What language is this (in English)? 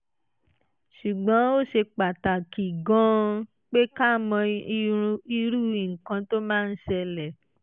Yoruba